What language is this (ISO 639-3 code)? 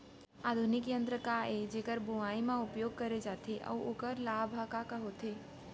hne